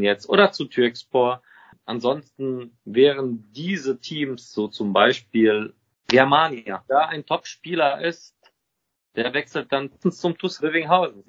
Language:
German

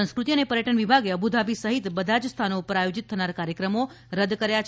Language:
Gujarati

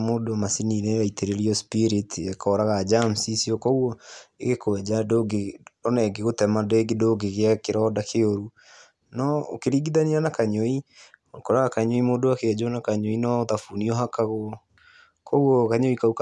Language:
Kikuyu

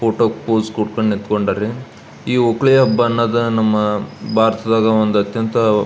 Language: Kannada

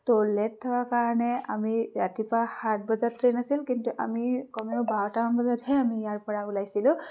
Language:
Assamese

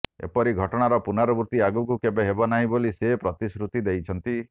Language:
Odia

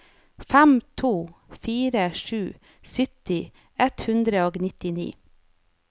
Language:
Norwegian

